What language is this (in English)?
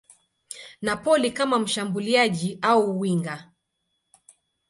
Swahili